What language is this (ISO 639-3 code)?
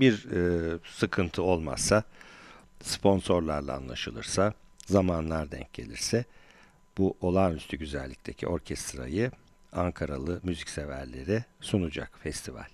tur